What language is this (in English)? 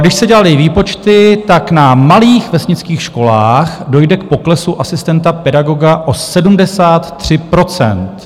Czech